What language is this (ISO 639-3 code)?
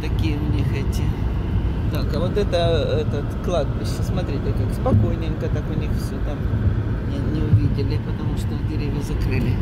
rus